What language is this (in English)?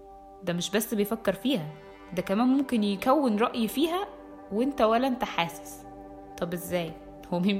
Arabic